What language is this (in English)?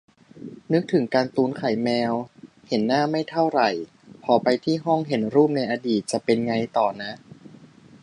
Thai